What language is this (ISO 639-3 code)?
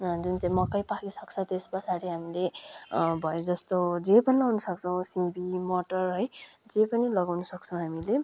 nep